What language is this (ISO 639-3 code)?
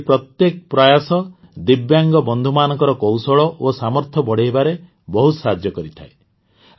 ori